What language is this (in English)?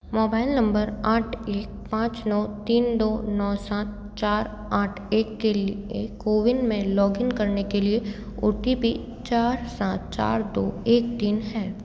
Hindi